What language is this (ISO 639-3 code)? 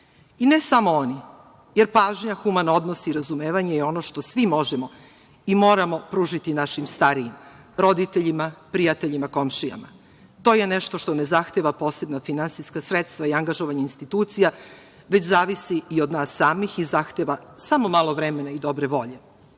srp